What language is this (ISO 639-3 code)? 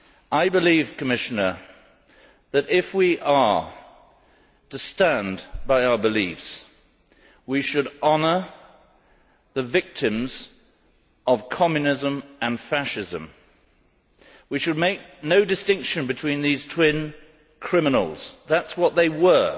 eng